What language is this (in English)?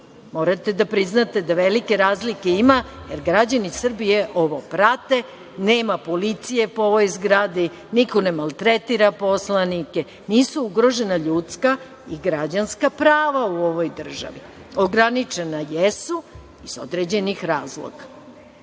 Serbian